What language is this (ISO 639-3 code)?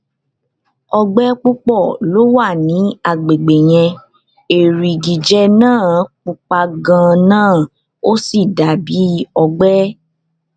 yor